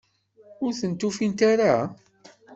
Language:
Kabyle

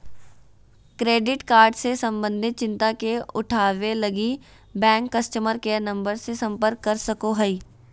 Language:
Magahi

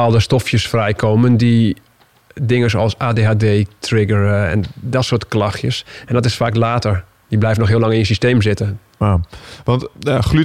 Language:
Dutch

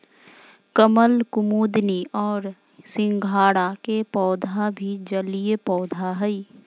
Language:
Magahi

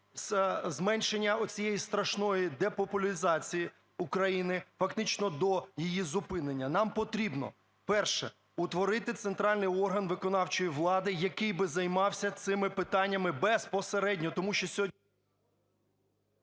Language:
Ukrainian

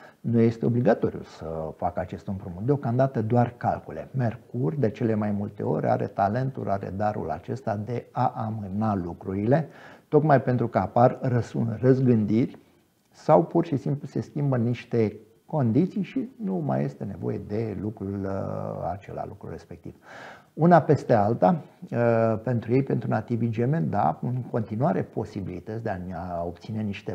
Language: Romanian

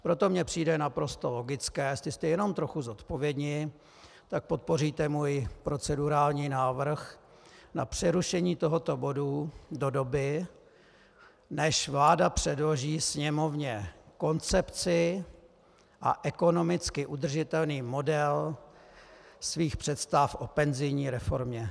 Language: Czech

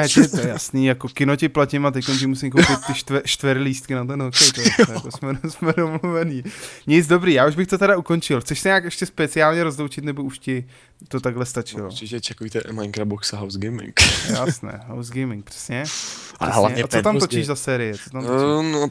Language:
Czech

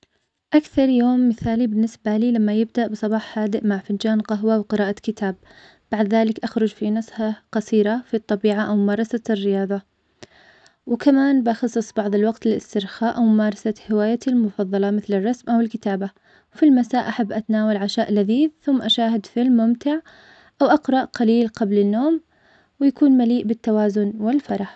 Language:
Omani Arabic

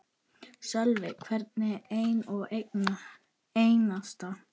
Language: Icelandic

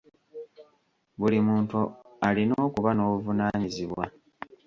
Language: Ganda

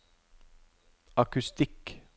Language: Norwegian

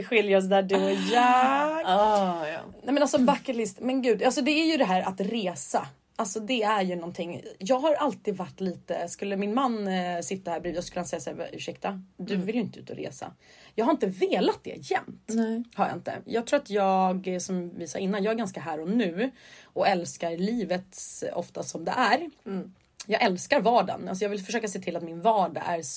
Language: Swedish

